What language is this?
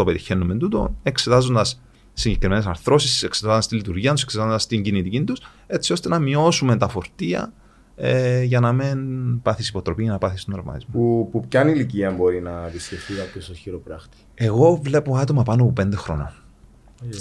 Greek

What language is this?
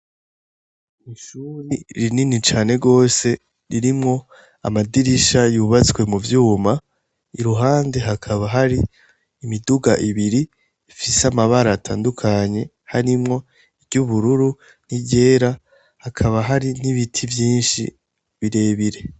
Rundi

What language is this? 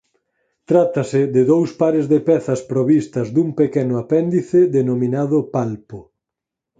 Galician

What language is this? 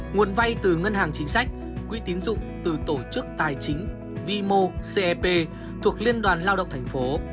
Vietnamese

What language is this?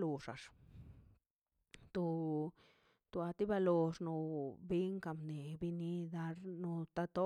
Mazaltepec Zapotec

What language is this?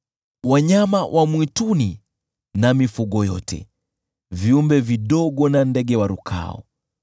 Swahili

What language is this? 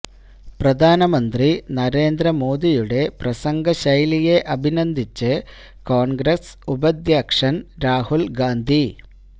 Malayalam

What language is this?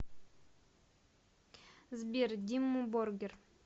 Russian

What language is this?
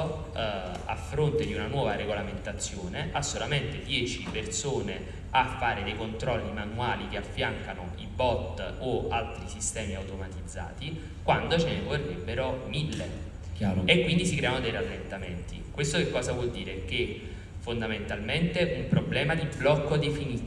Italian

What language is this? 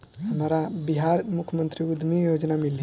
Bhojpuri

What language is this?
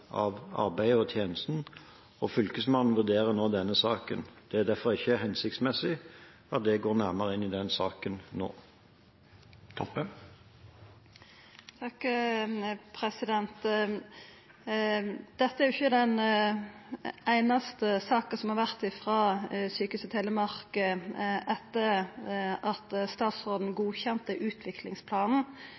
Norwegian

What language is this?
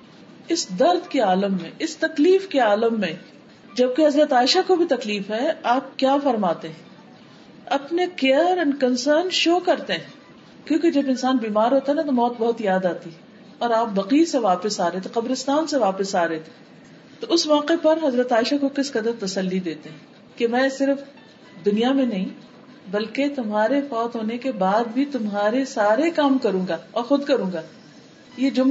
Urdu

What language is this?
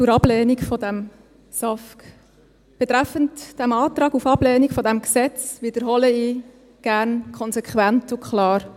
Swiss German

